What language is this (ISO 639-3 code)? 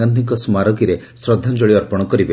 ori